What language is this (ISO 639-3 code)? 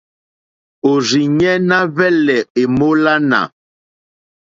bri